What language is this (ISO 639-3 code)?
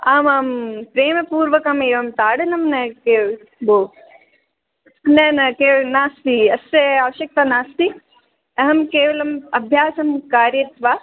san